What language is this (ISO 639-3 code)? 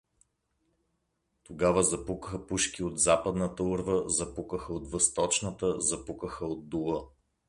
bul